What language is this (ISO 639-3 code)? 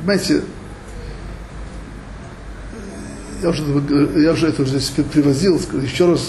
rus